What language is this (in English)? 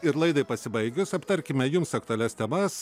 Lithuanian